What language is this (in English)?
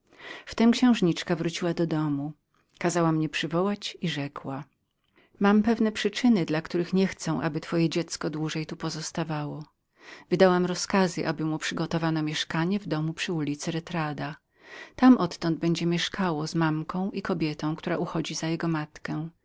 Polish